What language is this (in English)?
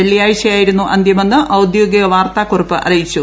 Malayalam